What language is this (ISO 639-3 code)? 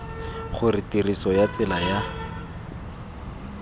tsn